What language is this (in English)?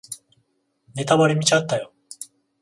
Japanese